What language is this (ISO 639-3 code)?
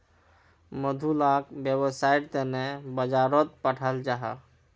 mag